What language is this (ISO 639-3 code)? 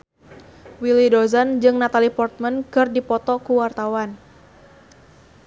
sun